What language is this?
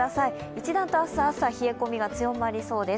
Japanese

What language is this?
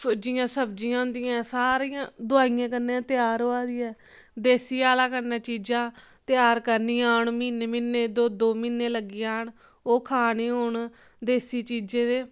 Dogri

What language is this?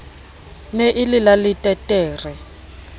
Southern Sotho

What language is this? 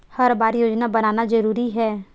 Chhattisgarhi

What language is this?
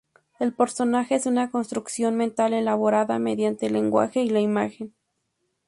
Spanish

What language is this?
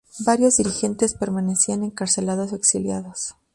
Spanish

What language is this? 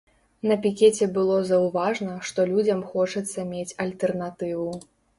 Belarusian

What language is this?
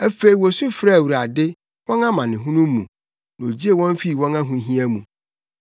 Akan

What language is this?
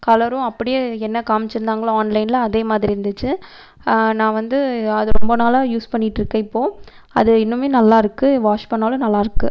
Tamil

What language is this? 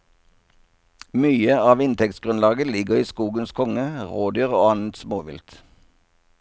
Norwegian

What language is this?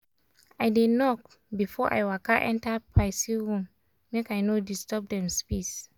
Nigerian Pidgin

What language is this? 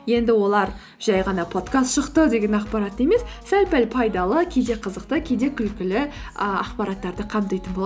Kazakh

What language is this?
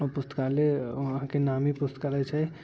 Maithili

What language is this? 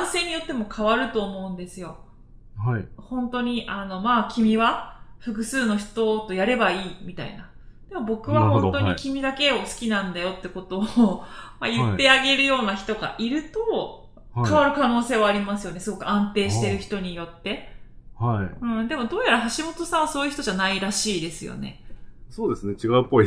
Japanese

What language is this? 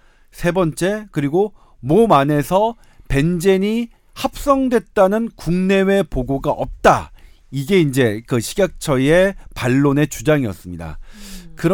Korean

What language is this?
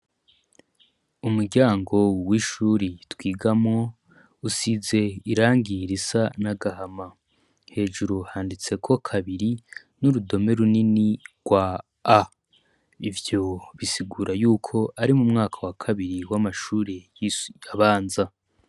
Rundi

